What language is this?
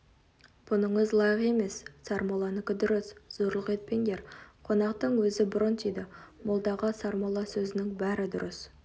Kazakh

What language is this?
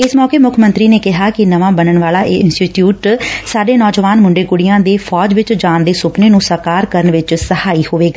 Punjabi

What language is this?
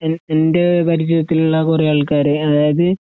Malayalam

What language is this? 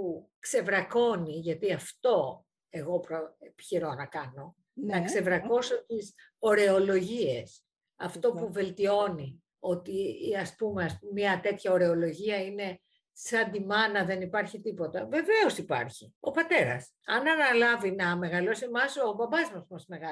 Greek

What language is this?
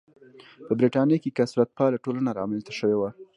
Pashto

